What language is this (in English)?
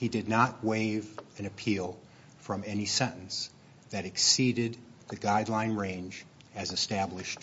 English